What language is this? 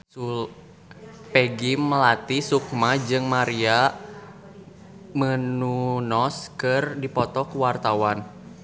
Sundanese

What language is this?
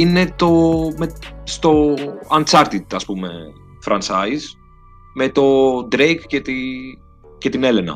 Greek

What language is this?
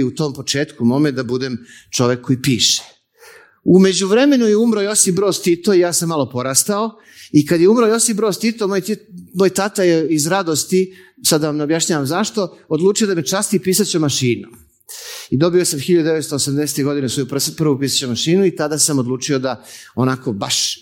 Croatian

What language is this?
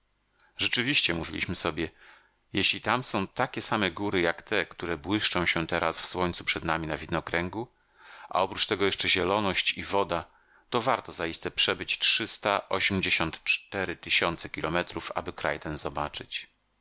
Polish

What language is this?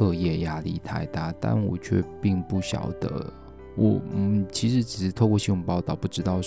Chinese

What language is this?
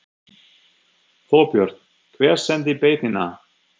Icelandic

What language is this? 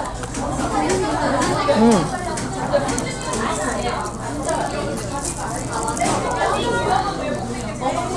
Korean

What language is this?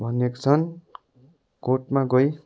Nepali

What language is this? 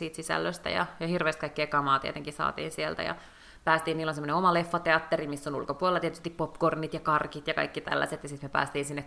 Finnish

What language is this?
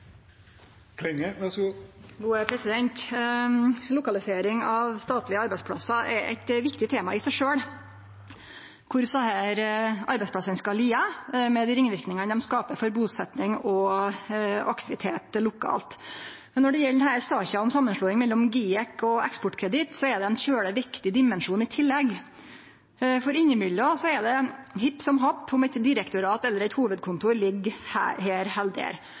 Norwegian Nynorsk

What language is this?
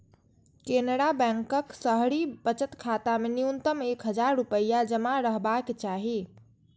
Maithili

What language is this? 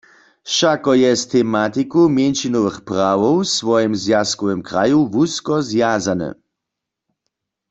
Upper Sorbian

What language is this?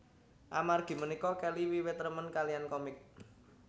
Javanese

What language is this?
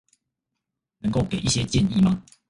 Chinese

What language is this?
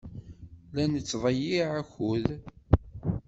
Kabyle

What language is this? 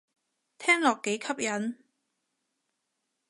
Cantonese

